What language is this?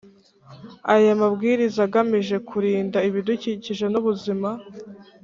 Kinyarwanda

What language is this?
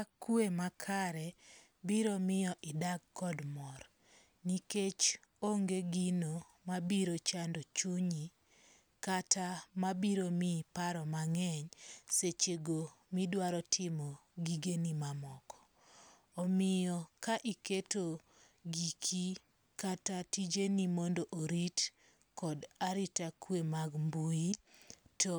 Luo (Kenya and Tanzania)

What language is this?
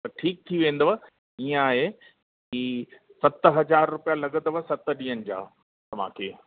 Sindhi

